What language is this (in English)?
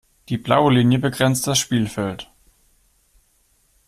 German